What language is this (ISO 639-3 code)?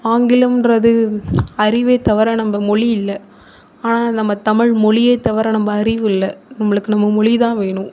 tam